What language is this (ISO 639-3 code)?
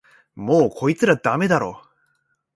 jpn